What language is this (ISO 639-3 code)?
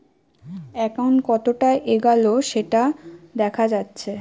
ben